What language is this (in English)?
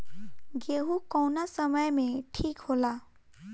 Bhojpuri